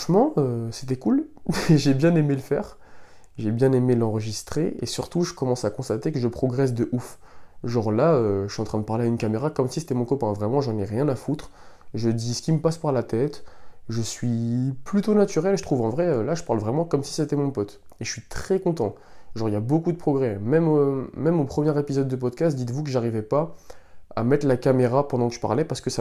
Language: French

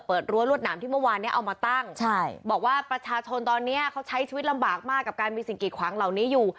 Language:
Thai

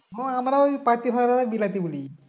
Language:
Bangla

